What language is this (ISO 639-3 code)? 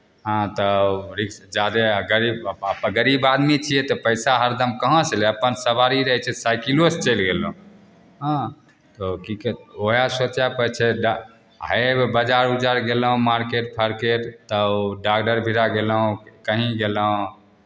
mai